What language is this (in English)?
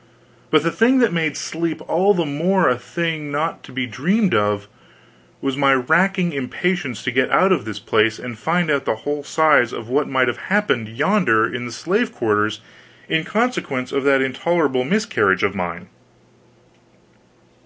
English